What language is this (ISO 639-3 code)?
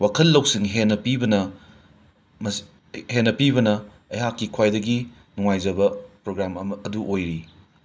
mni